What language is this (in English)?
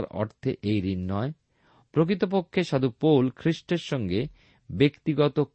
Bangla